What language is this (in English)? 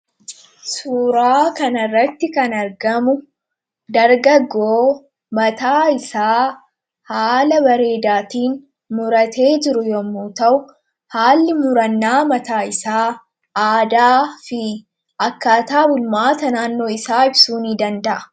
Oromo